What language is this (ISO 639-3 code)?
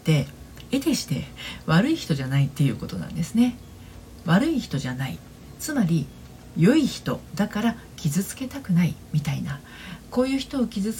jpn